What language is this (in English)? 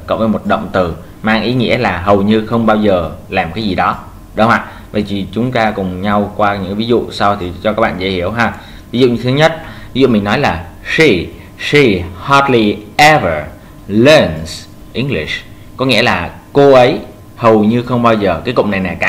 Vietnamese